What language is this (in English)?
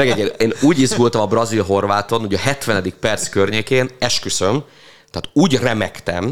Hungarian